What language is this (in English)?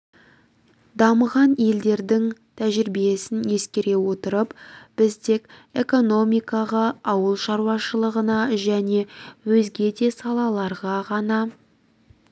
Kazakh